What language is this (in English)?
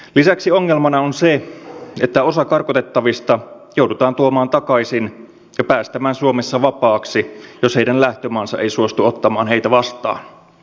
Finnish